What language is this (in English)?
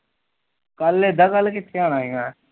Punjabi